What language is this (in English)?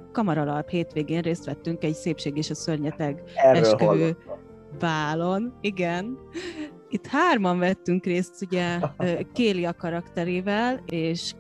Hungarian